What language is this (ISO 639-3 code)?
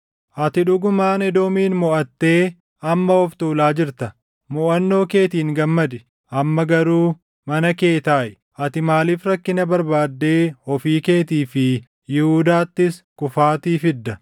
orm